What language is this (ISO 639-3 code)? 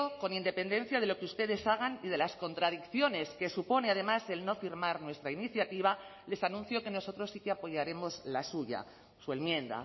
spa